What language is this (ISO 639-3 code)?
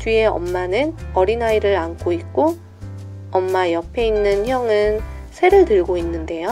kor